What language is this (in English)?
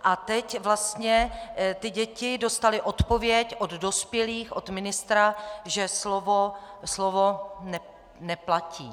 Czech